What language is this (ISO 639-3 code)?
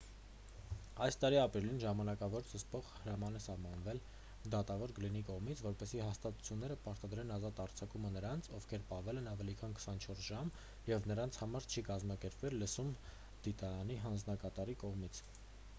hye